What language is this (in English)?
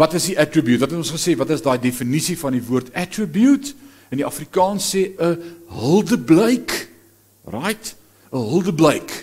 Dutch